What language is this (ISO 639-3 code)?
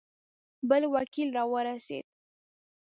pus